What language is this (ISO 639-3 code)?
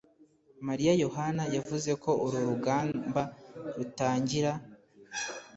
kin